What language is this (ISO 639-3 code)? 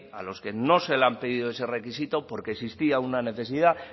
spa